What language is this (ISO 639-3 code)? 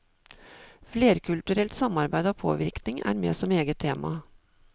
nor